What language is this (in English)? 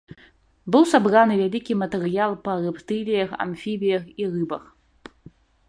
Belarusian